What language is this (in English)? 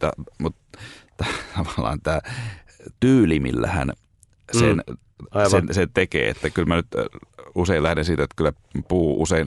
Finnish